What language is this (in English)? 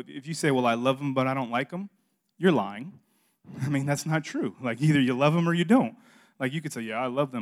English